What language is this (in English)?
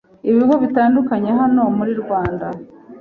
Kinyarwanda